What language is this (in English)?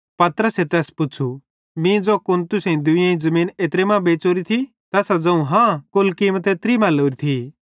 Bhadrawahi